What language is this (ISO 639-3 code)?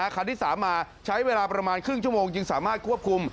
tha